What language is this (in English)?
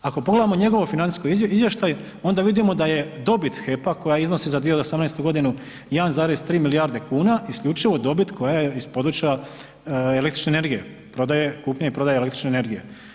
Croatian